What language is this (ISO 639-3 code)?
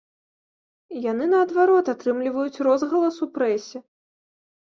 bel